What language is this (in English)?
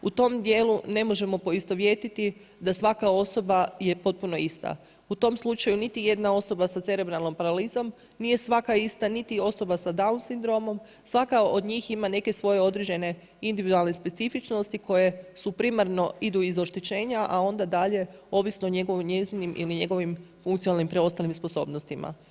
Croatian